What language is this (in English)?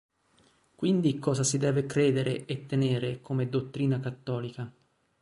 Italian